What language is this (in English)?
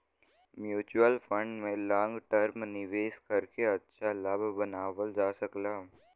Bhojpuri